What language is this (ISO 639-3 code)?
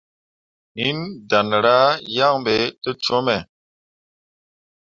mua